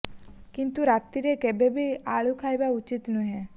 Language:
Odia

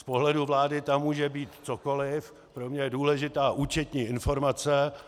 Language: Czech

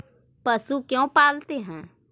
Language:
Magahi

